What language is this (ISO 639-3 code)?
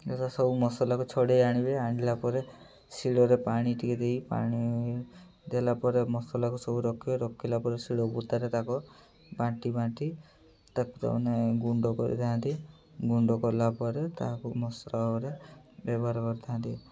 ori